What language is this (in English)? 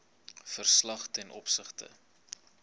Afrikaans